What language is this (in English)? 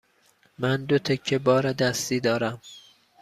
Persian